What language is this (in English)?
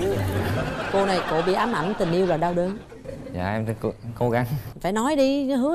Vietnamese